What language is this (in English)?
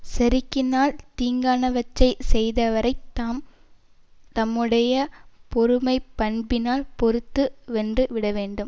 Tamil